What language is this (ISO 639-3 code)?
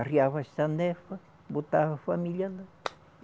por